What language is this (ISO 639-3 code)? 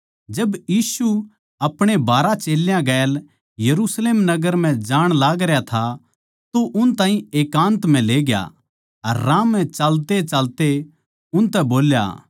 bgc